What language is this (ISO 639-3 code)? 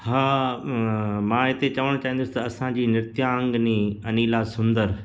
snd